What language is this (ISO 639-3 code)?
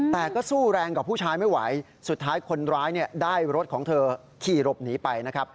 tha